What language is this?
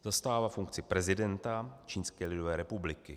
Czech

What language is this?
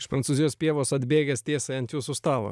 Lithuanian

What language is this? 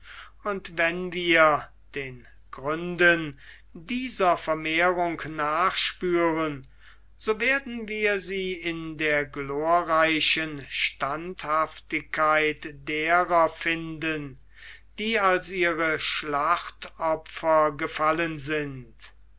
German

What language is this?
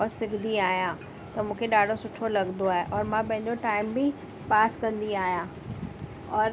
Sindhi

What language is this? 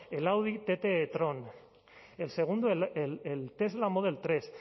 Spanish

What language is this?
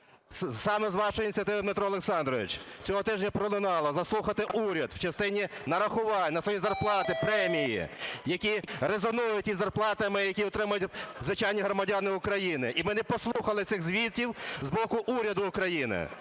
Ukrainian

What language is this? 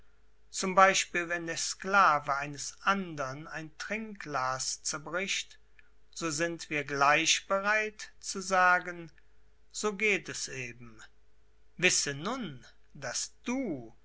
German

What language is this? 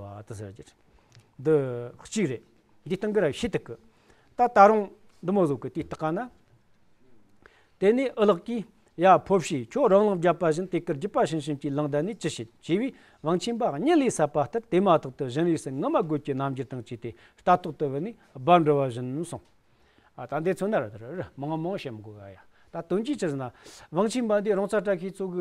Romanian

